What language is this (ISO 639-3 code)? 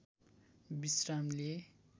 nep